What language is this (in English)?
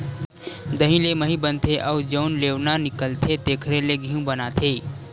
Chhattisgarhi